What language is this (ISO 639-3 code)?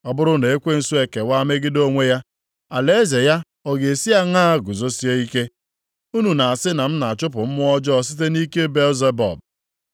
ibo